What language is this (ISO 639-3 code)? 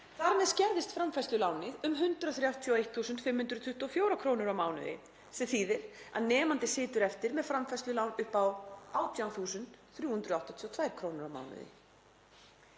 isl